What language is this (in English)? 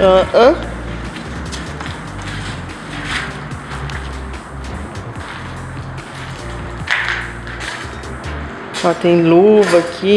Portuguese